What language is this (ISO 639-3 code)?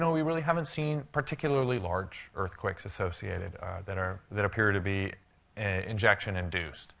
eng